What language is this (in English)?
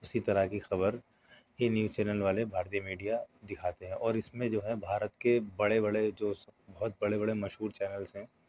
Urdu